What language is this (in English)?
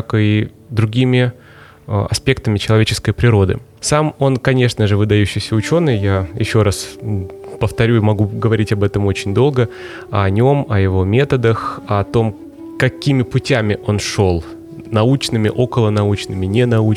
Russian